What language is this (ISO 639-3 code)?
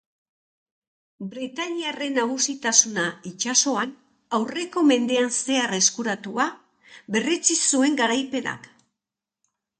eus